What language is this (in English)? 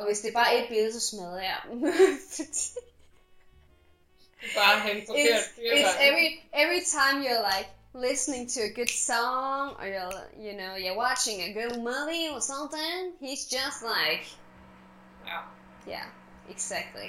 Danish